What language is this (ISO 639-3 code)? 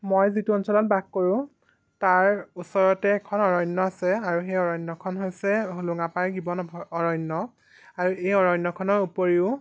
asm